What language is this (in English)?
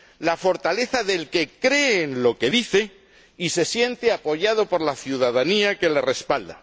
Spanish